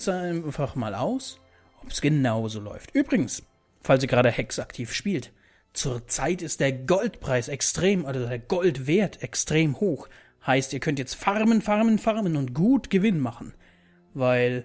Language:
German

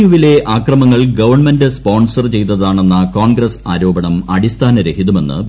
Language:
Malayalam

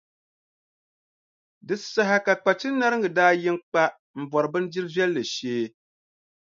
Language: Dagbani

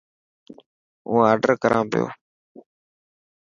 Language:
Dhatki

